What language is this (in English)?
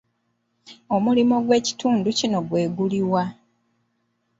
Ganda